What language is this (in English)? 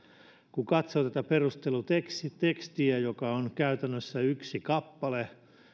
Finnish